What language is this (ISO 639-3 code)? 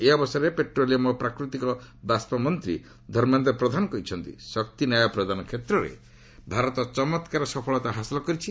ori